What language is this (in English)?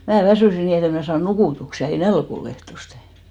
Finnish